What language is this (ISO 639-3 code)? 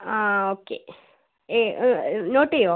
mal